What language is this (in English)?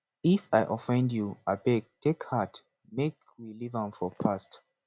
Nigerian Pidgin